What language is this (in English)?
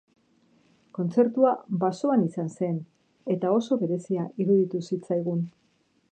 Basque